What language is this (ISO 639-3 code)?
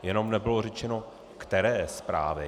ces